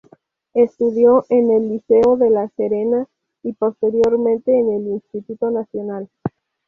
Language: Spanish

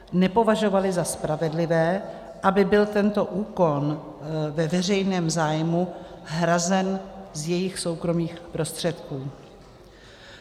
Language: Czech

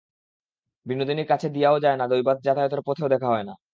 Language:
Bangla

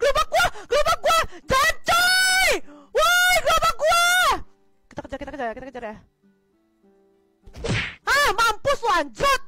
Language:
Indonesian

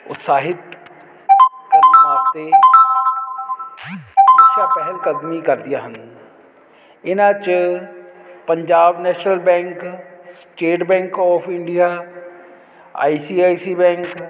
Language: Punjabi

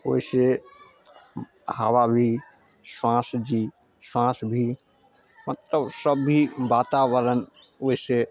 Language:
Maithili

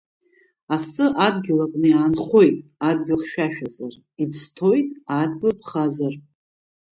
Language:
Abkhazian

